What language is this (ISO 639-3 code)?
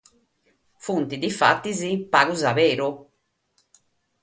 srd